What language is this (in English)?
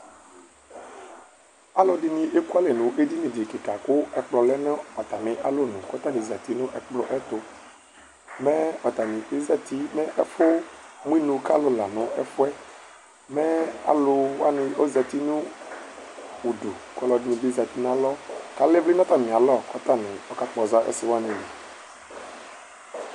Ikposo